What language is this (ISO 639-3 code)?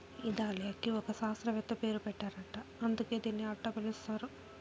tel